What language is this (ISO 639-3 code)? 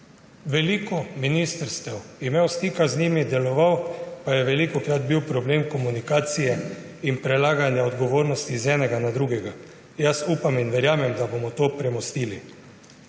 slv